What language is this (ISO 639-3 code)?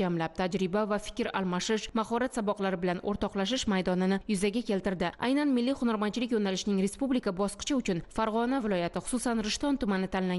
tur